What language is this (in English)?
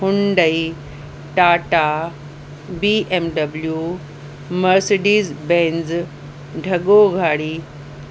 Sindhi